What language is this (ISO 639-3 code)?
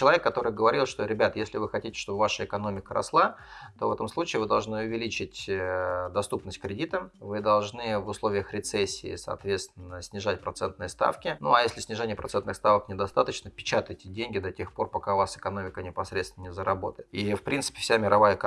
rus